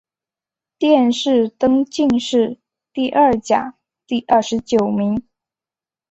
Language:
Chinese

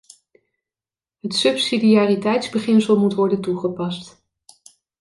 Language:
Dutch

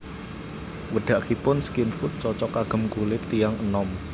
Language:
Javanese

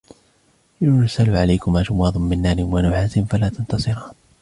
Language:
Arabic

